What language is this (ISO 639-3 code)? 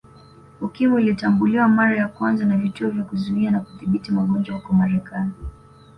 swa